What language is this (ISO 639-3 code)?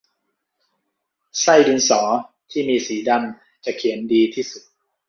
tha